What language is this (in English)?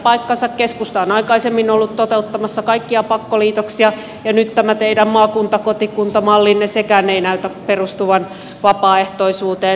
Finnish